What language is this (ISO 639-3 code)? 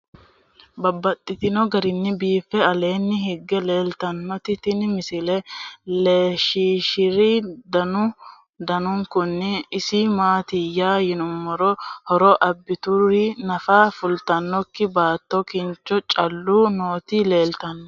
sid